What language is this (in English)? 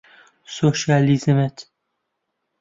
Central Kurdish